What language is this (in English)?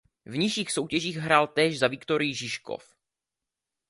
Czech